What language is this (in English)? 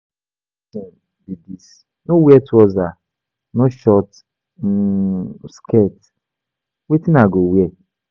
Nigerian Pidgin